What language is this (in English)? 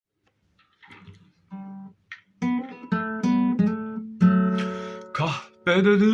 Turkish